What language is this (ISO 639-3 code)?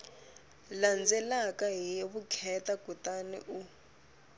tso